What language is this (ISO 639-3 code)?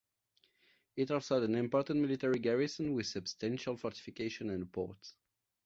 eng